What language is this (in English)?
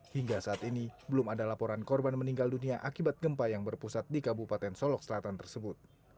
Indonesian